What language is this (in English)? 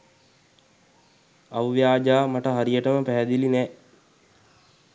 Sinhala